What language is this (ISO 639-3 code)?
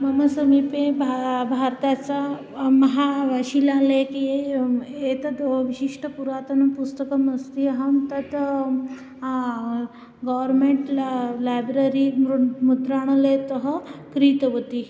san